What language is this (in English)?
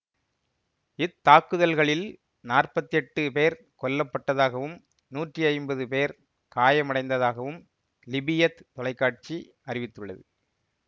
Tamil